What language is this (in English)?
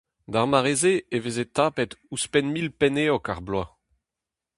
Breton